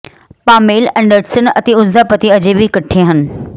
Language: Punjabi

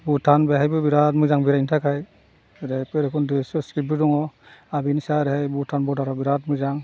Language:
Bodo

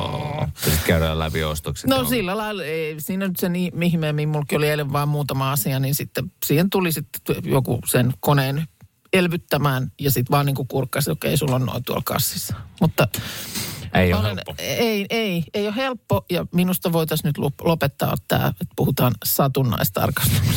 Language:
Finnish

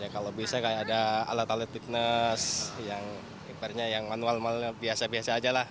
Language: Indonesian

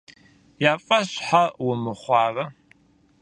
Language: Kabardian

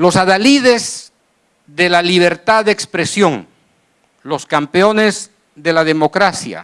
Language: Spanish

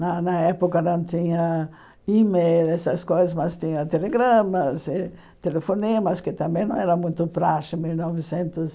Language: Portuguese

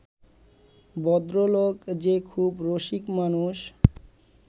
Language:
Bangla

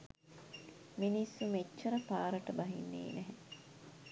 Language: Sinhala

